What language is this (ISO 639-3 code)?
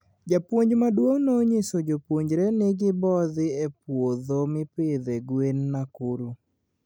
luo